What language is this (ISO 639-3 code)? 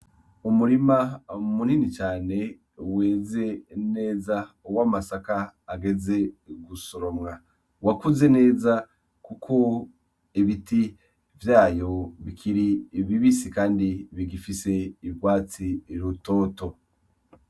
run